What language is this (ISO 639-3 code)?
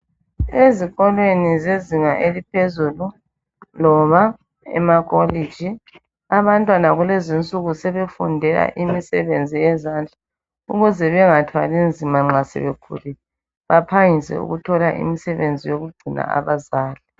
nde